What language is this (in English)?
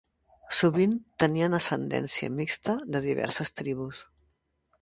Catalan